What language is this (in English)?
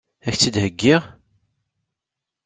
Kabyle